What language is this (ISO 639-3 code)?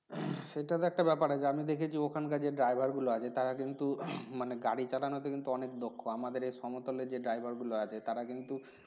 ben